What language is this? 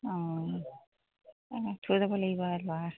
Assamese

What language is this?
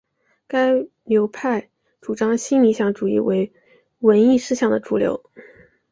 Chinese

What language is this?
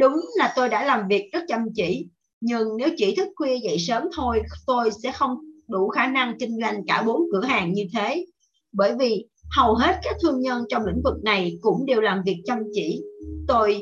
Vietnamese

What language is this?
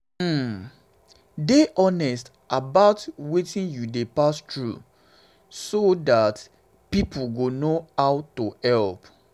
Nigerian Pidgin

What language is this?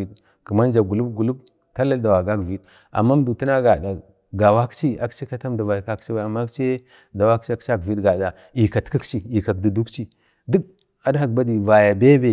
Bade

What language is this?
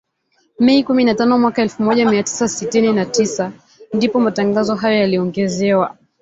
Swahili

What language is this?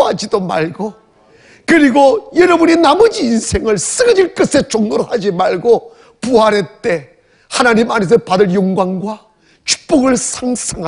Korean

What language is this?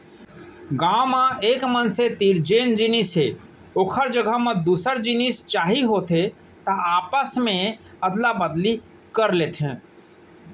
Chhattisgarhi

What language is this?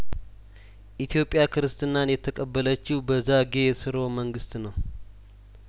Amharic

